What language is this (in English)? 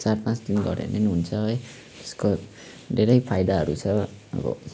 Nepali